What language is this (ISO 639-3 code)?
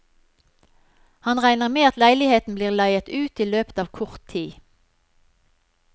nor